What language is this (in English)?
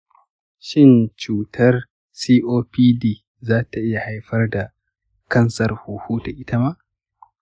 Hausa